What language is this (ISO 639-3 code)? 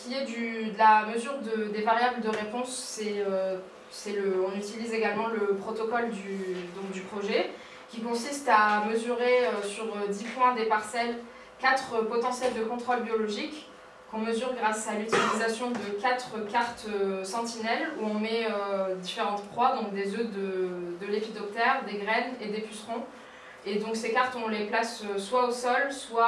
fra